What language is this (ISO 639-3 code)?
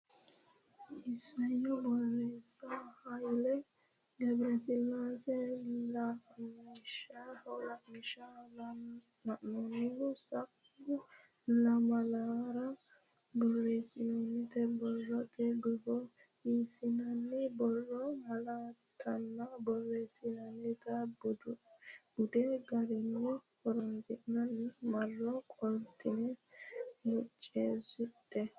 sid